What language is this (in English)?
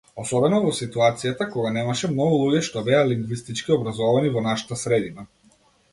Macedonian